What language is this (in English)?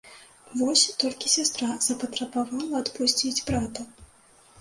Belarusian